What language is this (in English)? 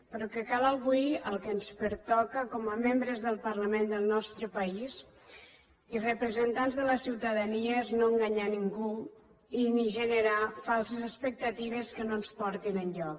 Catalan